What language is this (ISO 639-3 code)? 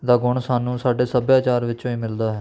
pan